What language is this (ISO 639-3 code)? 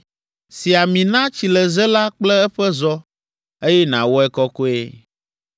ewe